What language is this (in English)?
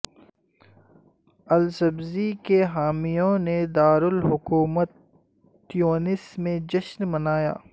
Urdu